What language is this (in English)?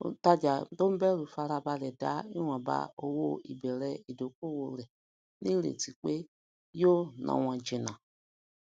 Yoruba